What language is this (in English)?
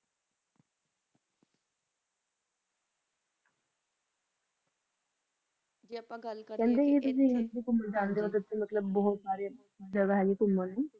Punjabi